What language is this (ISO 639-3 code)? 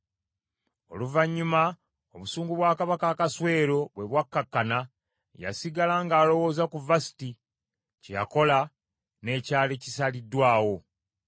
lug